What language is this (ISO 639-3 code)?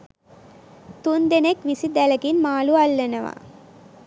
sin